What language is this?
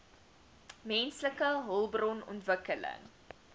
Afrikaans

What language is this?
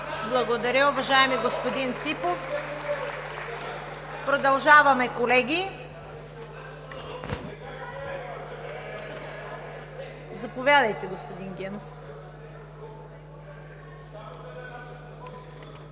Bulgarian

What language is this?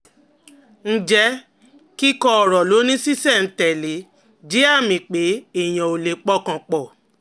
Yoruba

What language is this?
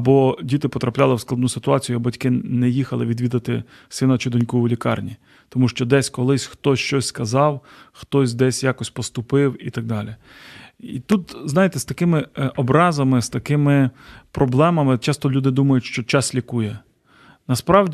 Ukrainian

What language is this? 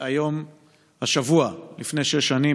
Hebrew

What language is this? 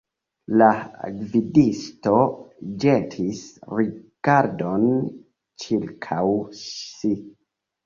Esperanto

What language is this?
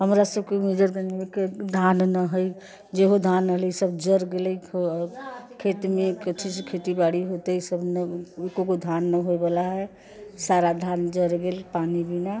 Maithili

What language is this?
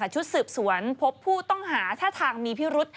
Thai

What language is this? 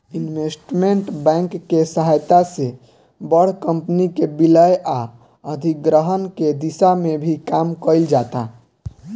Bhojpuri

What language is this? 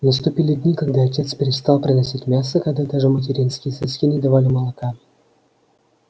Russian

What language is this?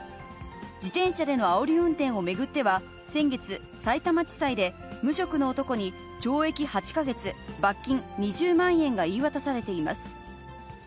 Japanese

